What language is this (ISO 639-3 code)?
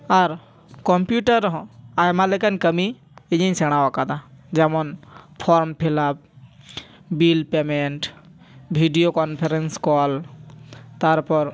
sat